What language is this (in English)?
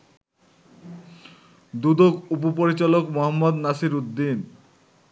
Bangla